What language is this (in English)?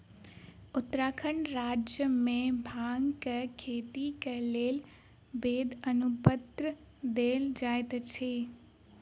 Maithili